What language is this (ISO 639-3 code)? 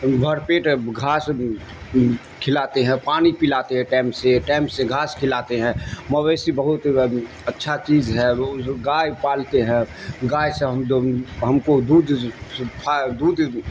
urd